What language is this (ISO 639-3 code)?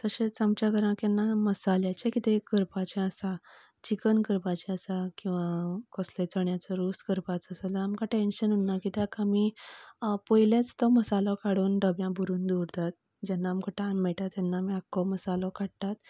kok